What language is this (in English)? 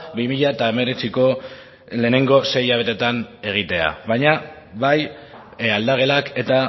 Basque